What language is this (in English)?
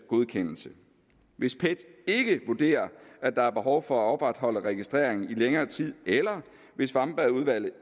Danish